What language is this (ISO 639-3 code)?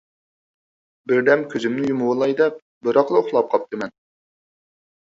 uig